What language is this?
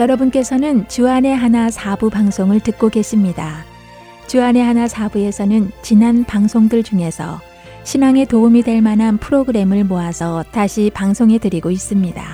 Korean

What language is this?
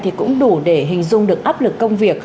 Vietnamese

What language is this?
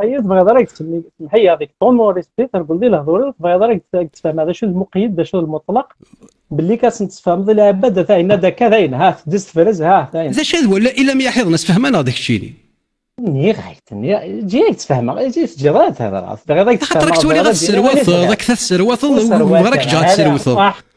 Arabic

